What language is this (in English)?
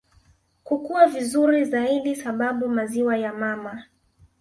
Swahili